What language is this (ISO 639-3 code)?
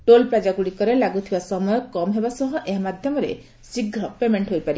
ori